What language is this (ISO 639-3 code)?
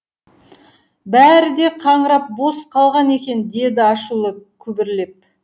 kaz